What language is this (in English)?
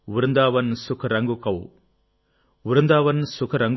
Telugu